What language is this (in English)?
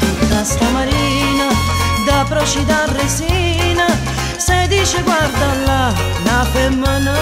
Romanian